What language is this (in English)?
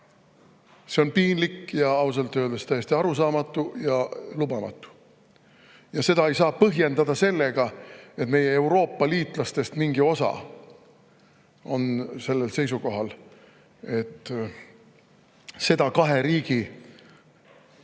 Estonian